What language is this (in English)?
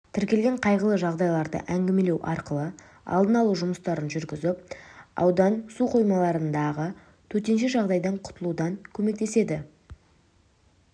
Kazakh